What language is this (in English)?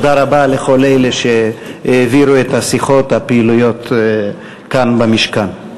Hebrew